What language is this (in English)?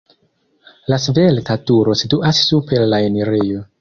Esperanto